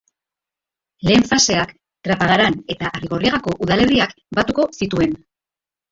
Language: Basque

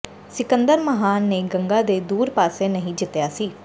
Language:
Punjabi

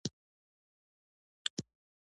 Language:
Pashto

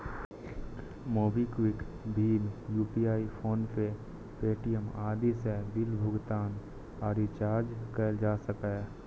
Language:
Maithili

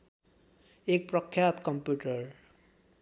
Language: Nepali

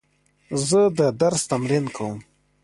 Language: Pashto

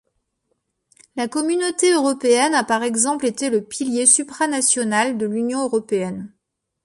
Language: French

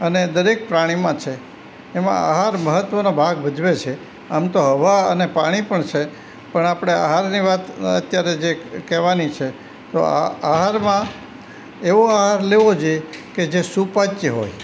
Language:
Gujarati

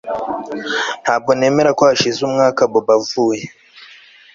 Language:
Kinyarwanda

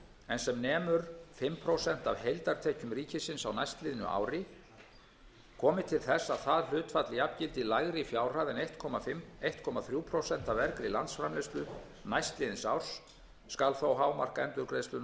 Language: Icelandic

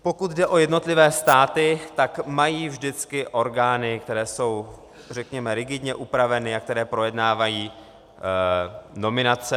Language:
Czech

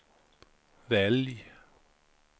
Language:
Swedish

